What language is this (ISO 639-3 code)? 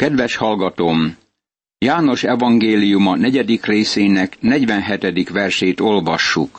hun